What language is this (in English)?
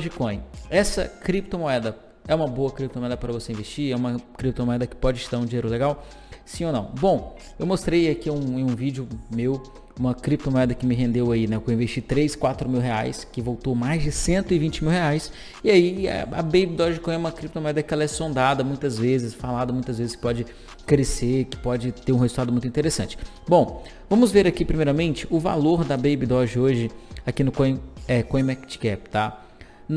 Portuguese